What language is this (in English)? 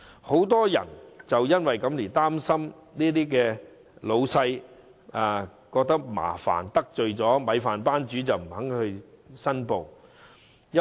Cantonese